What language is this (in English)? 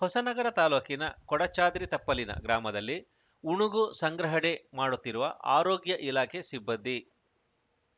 Kannada